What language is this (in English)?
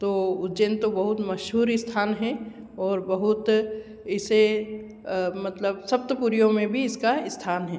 Hindi